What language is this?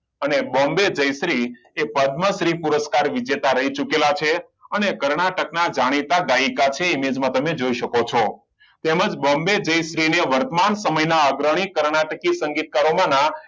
Gujarati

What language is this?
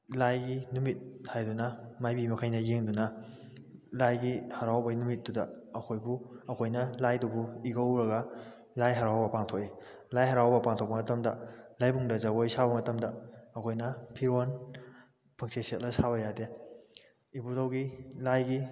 Manipuri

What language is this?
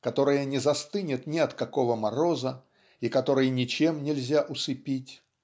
Russian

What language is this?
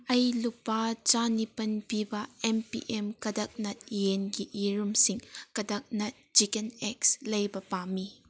Manipuri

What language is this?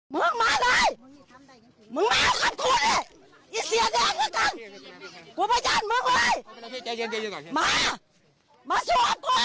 Thai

